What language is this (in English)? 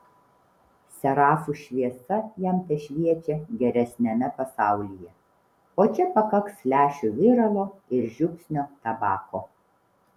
Lithuanian